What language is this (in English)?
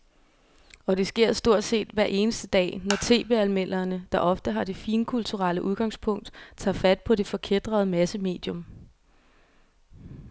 Danish